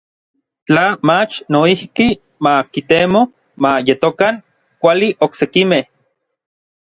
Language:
Orizaba Nahuatl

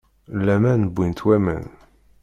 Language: Kabyle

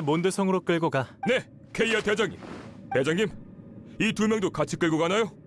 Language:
Korean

